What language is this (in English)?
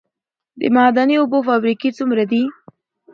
Pashto